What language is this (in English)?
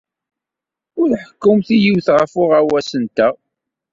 Kabyle